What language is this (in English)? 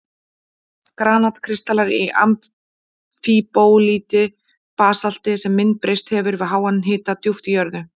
Icelandic